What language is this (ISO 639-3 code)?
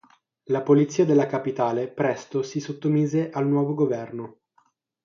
ita